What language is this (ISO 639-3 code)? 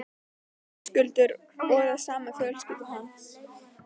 isl